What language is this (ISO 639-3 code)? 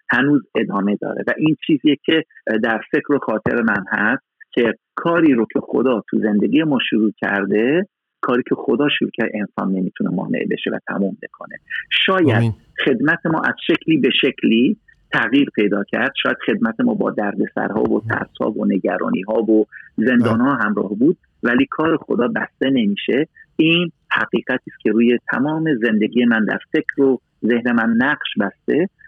fas